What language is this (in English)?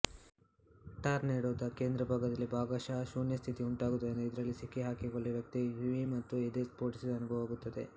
Kannada